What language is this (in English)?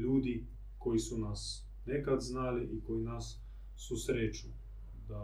Croatian